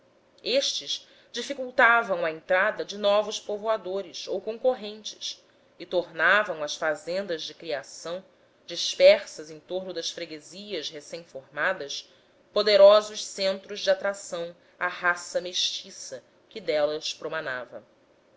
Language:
Portuguese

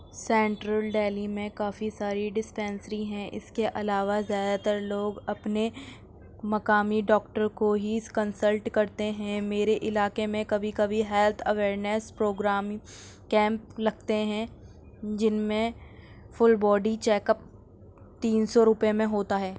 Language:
Urdu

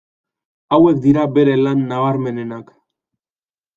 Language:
Basque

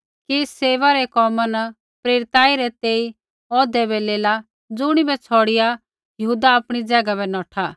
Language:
Kullu Pahari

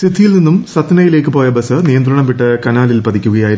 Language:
Malayalam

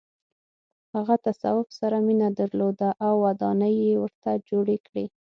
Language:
Pashto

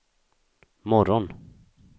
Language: Swedish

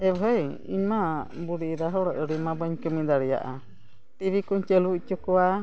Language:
Santali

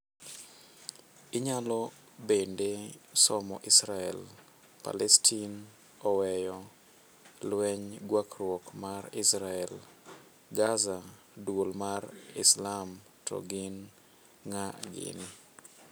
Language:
Luo (Kenya and Tanzania)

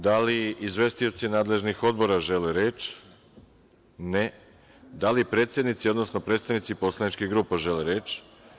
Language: Serbian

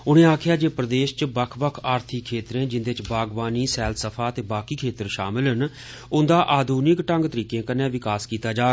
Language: Dogri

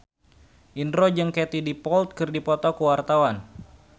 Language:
Sundanese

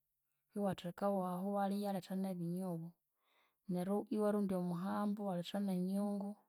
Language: Konzo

